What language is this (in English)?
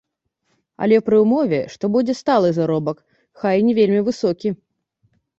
Belarusian